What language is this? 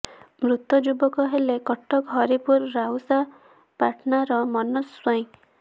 Odia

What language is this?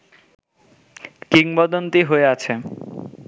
Bangla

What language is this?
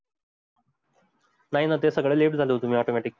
Marathi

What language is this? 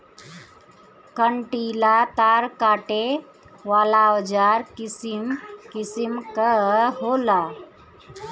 Bhojpuri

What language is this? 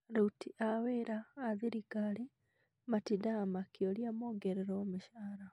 Kikuyu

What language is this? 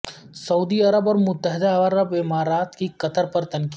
Urdu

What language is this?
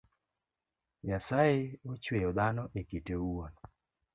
Luo (Kenya and Tanzania)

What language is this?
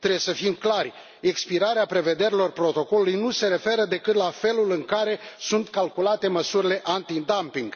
Romanian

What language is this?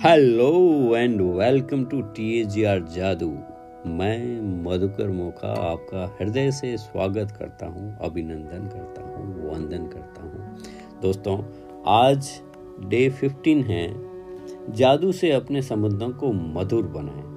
Hindi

